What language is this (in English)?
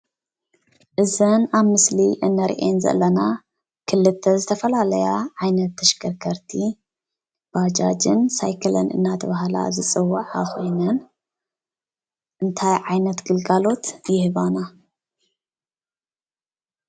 Tigrinya